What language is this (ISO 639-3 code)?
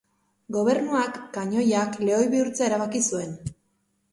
eus